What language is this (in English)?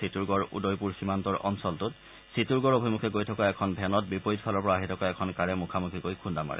Assamese